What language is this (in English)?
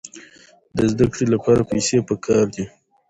Pashto